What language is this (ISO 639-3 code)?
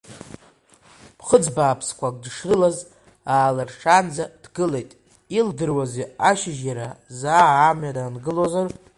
abk